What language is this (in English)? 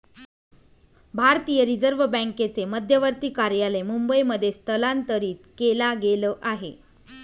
Marathi